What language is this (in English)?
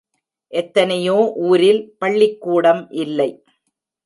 Tamil